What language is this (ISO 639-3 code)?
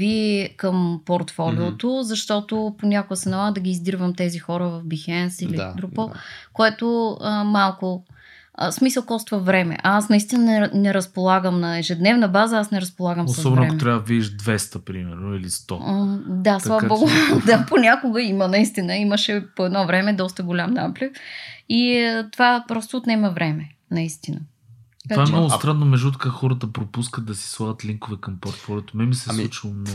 bul